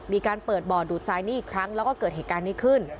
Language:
Thai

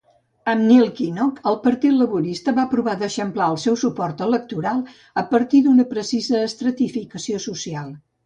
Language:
Catalan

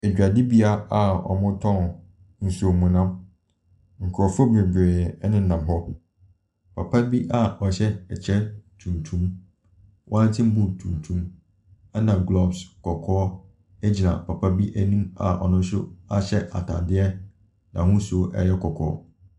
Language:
Akan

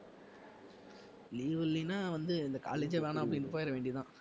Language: Tamil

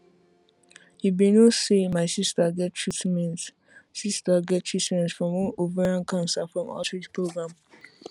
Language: Nigerian Pidgin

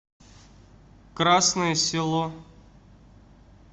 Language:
Russian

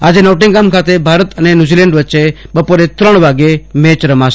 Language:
Gujarati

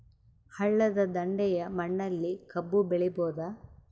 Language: Kannada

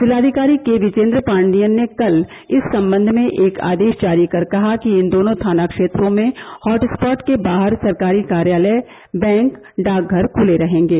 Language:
Hindi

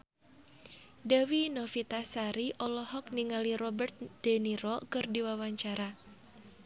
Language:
Sundanese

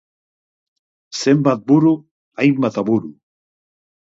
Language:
Basque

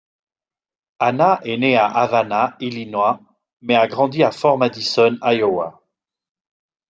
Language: French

